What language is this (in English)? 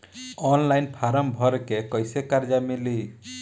Bhojpuri